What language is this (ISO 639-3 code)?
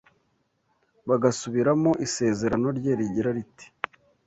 kin